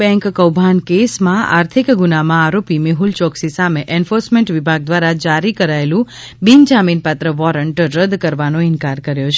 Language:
Gujarati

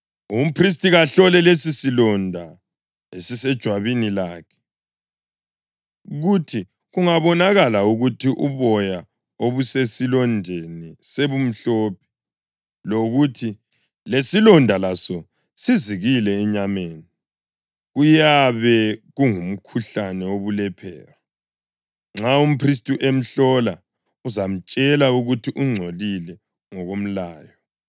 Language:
North Ndebele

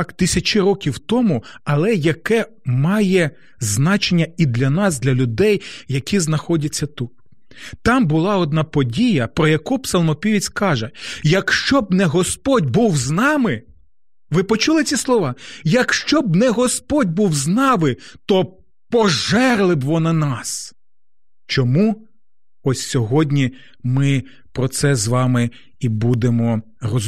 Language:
Ukrainian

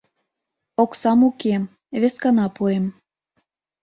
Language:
Mari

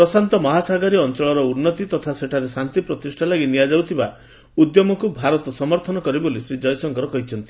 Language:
Odia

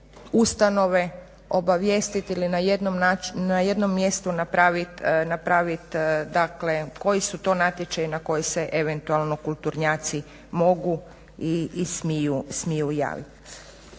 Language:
Croatian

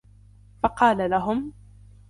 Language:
Arabic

